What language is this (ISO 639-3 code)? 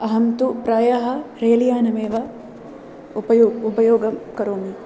san